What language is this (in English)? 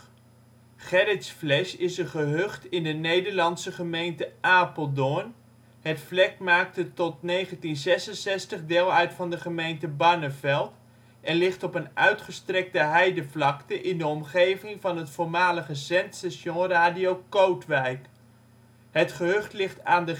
Dutch